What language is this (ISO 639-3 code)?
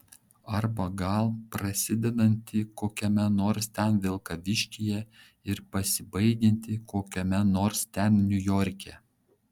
lit